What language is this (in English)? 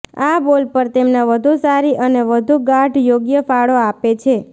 Gujarati